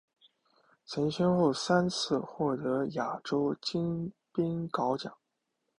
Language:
Chinese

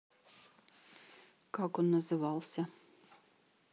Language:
Russian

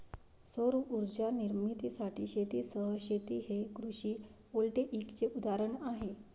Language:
Marathi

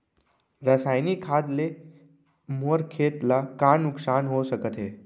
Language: Chhattisgarhi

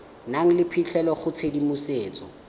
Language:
Tswana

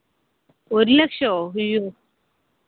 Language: Malayalam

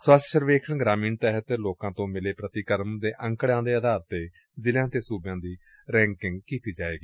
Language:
Punjabi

